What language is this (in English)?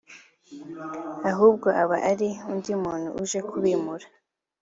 Kinyarwanda